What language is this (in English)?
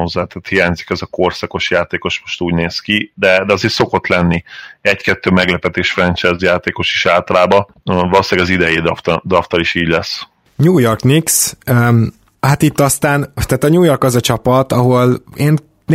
Hungarian